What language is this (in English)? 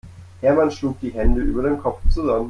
German